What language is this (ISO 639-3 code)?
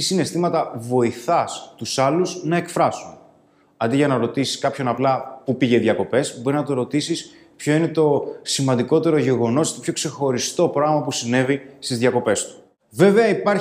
ell